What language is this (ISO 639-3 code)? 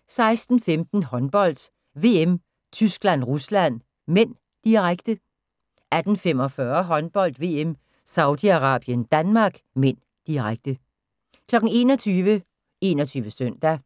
dan